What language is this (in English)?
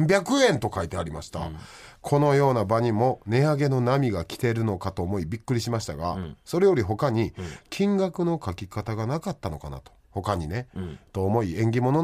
Japanese